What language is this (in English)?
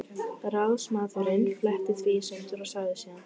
Icelandic